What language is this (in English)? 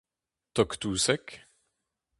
Breton